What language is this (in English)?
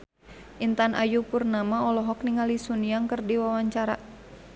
Sundanese